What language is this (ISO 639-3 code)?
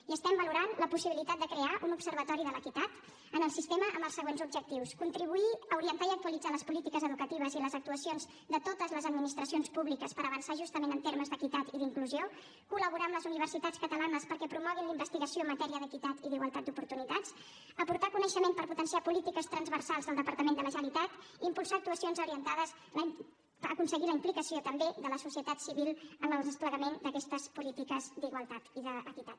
cat